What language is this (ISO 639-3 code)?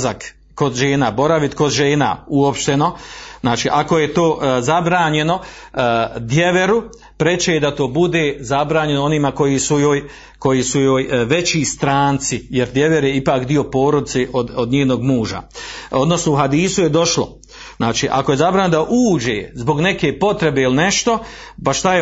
hrv